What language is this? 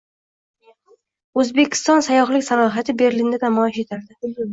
Uzbek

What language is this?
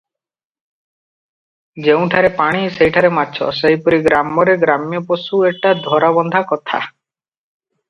Odia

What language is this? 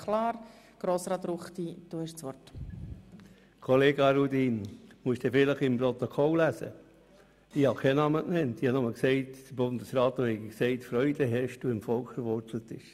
Swiss German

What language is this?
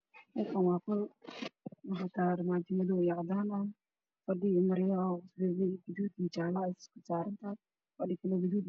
Somali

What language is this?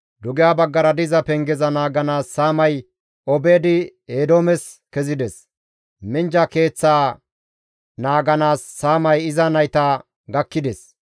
Gamo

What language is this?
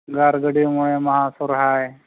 Santali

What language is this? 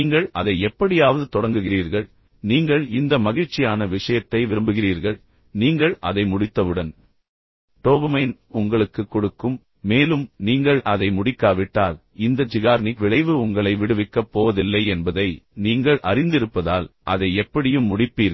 Tamil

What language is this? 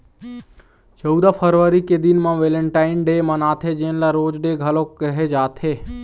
Chhattisgarhi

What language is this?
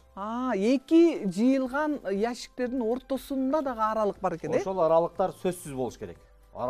Turkish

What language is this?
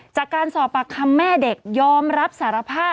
Thai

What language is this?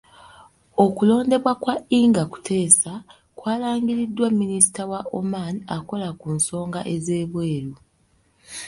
Ganda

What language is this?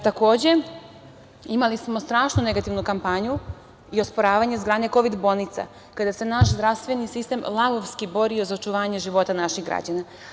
Serbian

